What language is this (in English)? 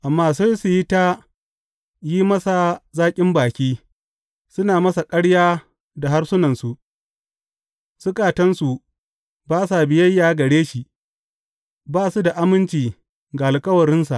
Hausa